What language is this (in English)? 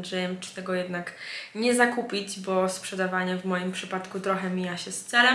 Polish